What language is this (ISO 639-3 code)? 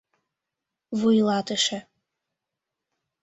chm